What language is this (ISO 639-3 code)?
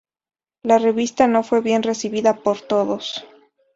spa